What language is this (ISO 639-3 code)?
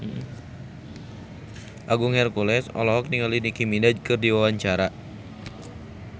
sun